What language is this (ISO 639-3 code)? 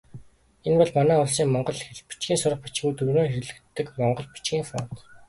mon